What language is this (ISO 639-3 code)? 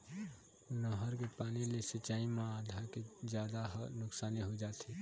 hne